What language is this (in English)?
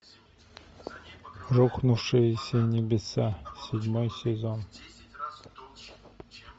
Russian